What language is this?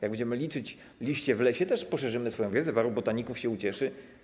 Polish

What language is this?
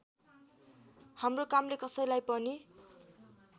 Nepali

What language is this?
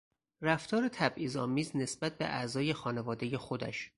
Persian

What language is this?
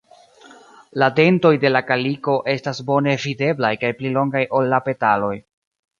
Esperanto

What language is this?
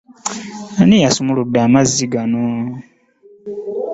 Ganda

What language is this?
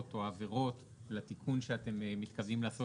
Hebrew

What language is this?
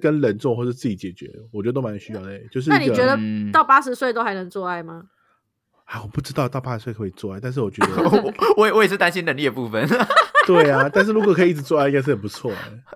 Chinese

